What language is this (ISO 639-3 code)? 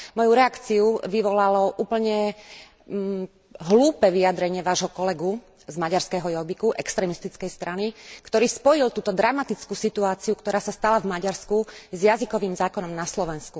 slk